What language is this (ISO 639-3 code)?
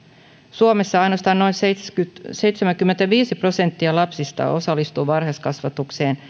fin